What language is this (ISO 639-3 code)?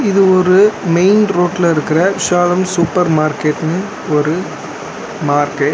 tam